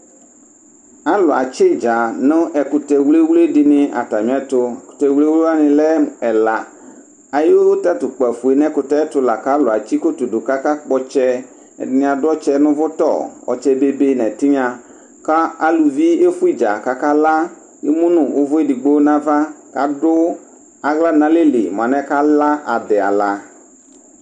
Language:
Ikposo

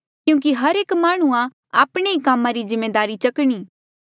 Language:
Mandeali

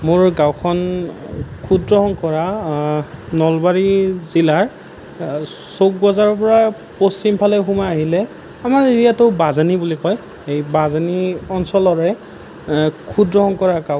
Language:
Assamese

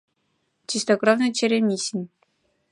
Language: Mari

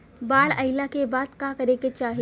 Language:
Bhojpuri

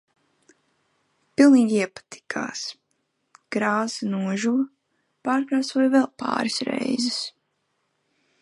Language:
Latvian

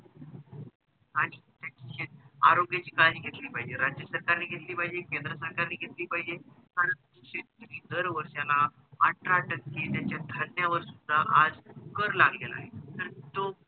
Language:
Marathi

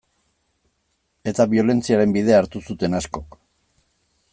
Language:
Basque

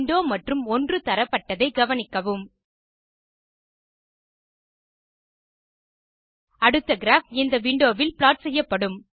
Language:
Tamil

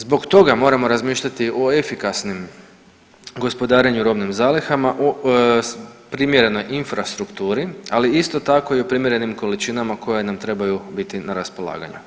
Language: Croatian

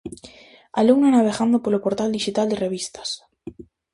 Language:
Galician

